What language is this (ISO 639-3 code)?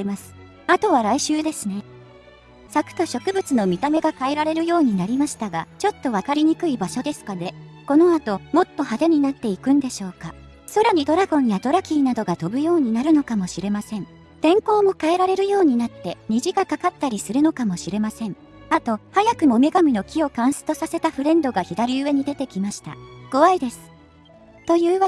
jpn